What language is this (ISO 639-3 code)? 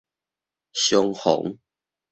nan